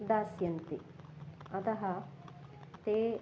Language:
Sanskrit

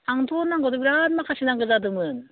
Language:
Bodo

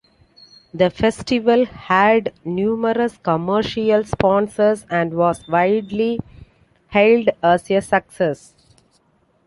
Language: English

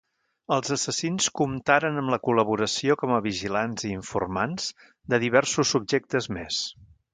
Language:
Catalan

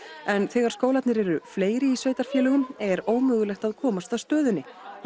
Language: Icelandic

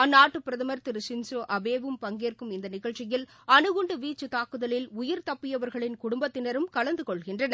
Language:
Tamil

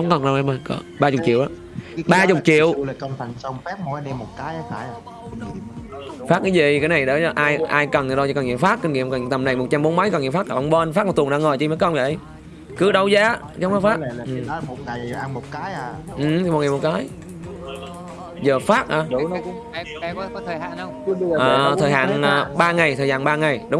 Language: Vietnamese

